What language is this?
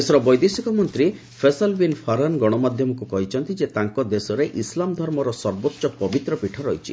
Odia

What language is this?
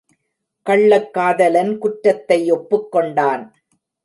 Tamil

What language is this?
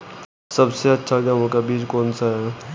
Hindi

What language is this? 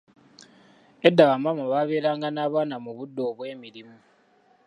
Ganda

